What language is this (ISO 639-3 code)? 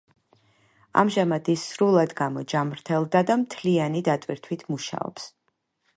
kat